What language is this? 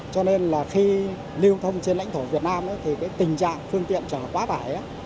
Vietnamese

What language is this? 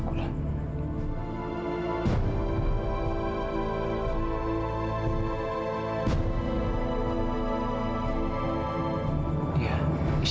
Indonesian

